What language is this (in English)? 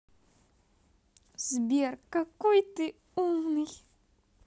Russian